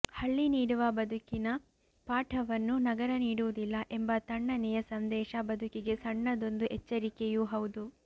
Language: Kannada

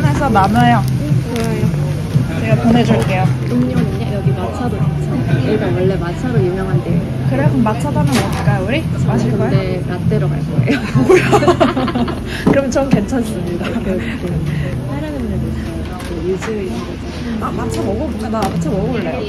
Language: Korean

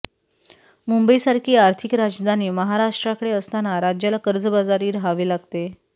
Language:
Marathi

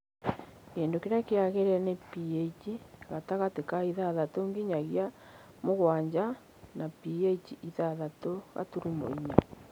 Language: Kikuyu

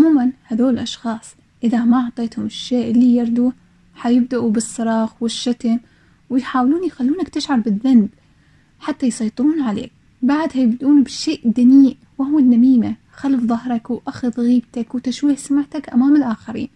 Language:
Arabic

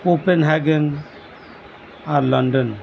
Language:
Santali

